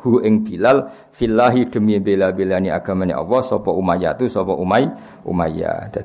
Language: Malay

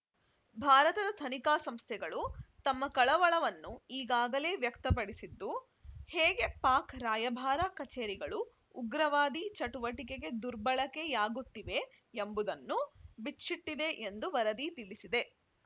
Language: Kannada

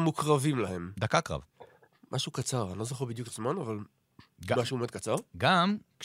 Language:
Hebrew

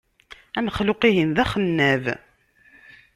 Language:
Kabyle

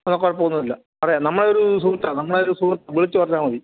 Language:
Malayalam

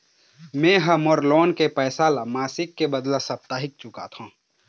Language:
Chhattisgarhi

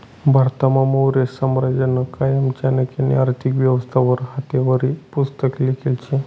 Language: Marathi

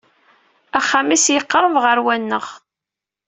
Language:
Kabyle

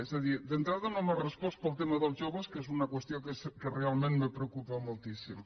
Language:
Catalan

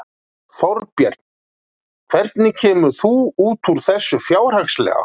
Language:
Icelandic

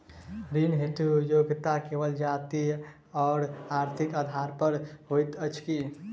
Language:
Maithili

